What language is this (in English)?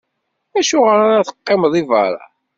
Kabyle